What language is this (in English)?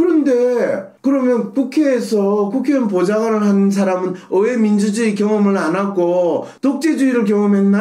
Korean